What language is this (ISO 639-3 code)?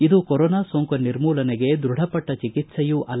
kan